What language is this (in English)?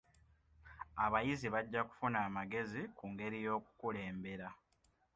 Ganda